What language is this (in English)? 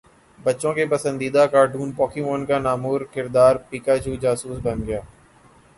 Urdu